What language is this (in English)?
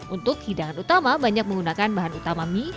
Indonesian